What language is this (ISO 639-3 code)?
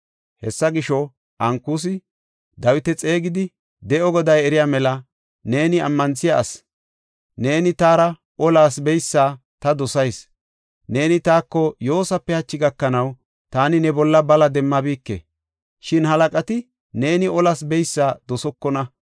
gof